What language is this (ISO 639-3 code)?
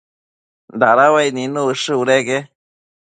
mcf